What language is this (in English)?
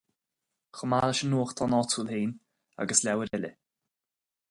Irish